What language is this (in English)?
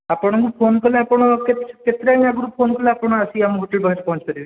Odia